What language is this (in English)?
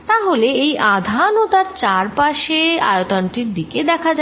Bangla